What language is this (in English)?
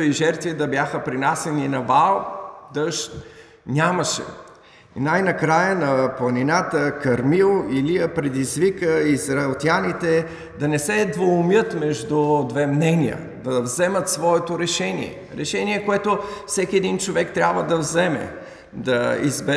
Bulgarian